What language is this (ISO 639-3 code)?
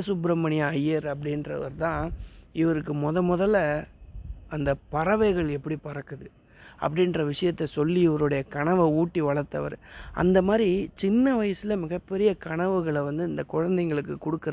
tam